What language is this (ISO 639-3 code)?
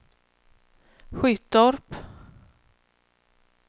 swe